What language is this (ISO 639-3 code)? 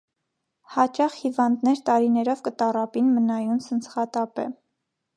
hye